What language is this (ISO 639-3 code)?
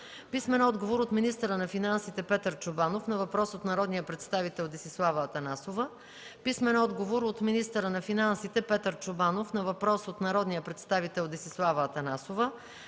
bul